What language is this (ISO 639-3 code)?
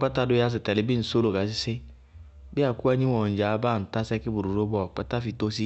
bqg